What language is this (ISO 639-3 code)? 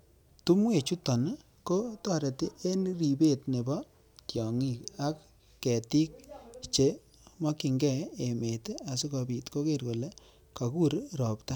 kln